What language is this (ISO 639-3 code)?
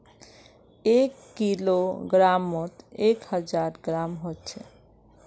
mag